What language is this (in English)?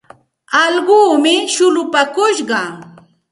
Santa Ana de Tusi Pasco Quechua